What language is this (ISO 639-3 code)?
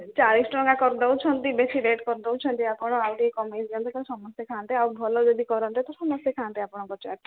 ori